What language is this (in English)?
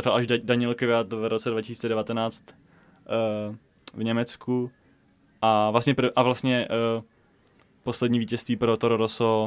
Czech